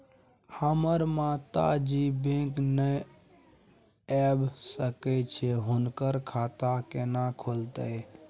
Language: Maithili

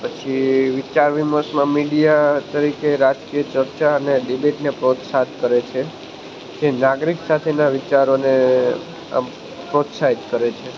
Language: Gujarati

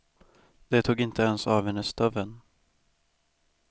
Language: Swedish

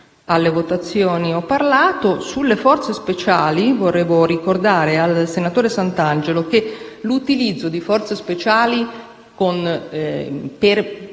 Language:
Italian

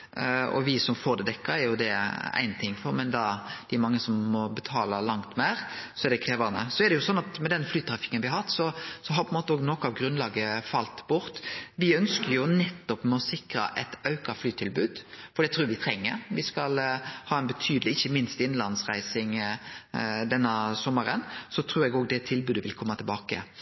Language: Norwegian Nynorsk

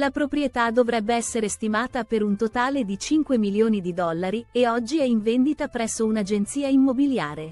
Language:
Italian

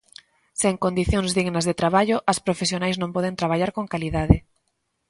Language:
Galician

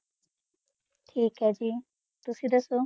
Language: Punjabi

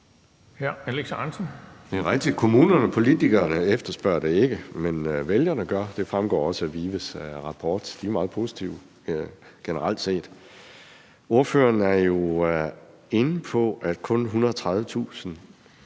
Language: Danish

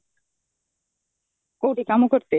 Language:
Odia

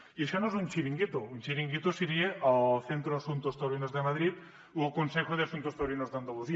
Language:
Catalan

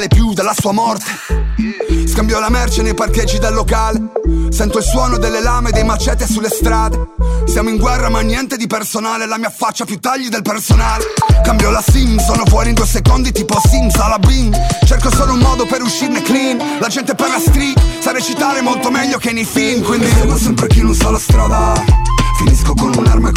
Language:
Italian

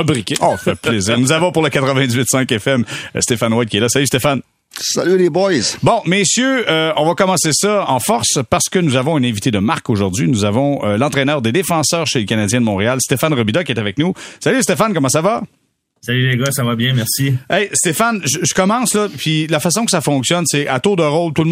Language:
French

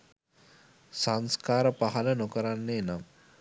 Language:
Sinhala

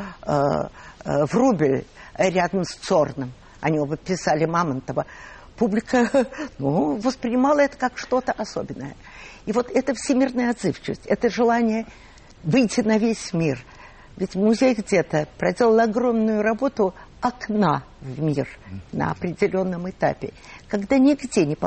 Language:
Russian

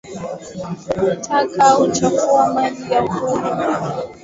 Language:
Swahili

